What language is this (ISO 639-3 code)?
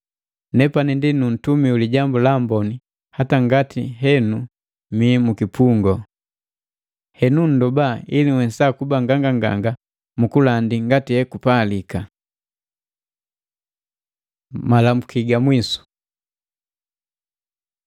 mgv